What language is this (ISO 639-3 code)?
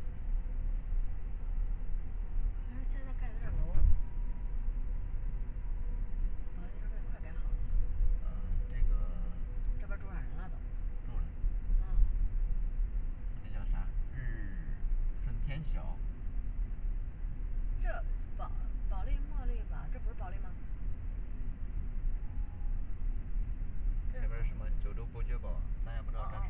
zho